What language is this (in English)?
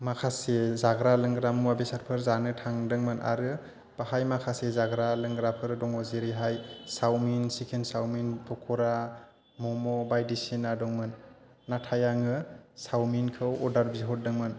Bodo